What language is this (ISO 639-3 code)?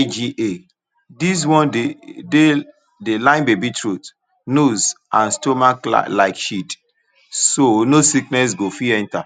pcm